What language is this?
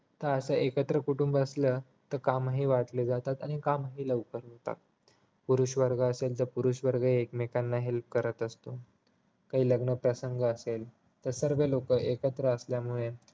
Marathi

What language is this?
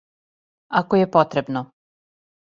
Serbian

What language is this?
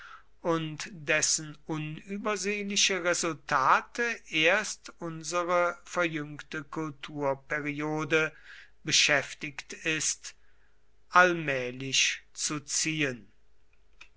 German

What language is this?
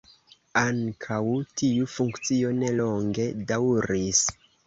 Esperanto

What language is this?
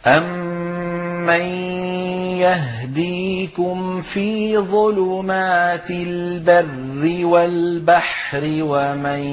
Arabic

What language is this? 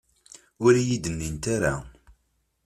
Kabyle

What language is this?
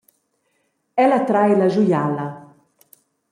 Romansh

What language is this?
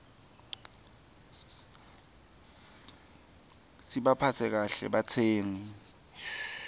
Swati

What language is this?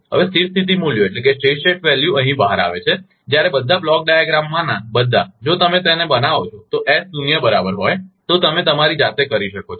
Gujarati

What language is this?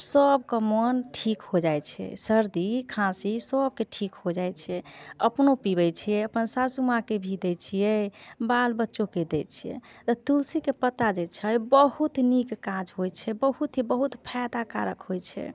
Maithili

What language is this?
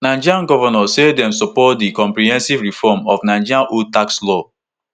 Nigerian Pidgin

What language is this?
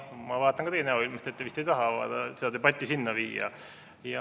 Estonian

